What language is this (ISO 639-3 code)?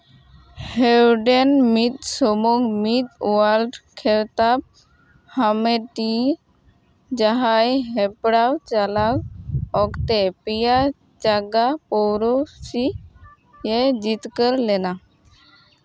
sat